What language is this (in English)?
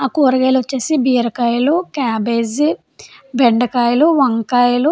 Telugu